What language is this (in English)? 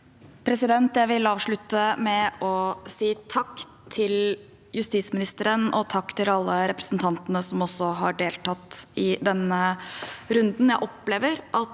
Norwegian